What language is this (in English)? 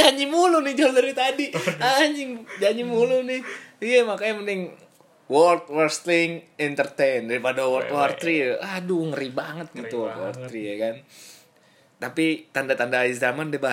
Indonesian